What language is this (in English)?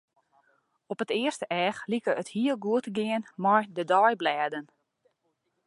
Western Frisian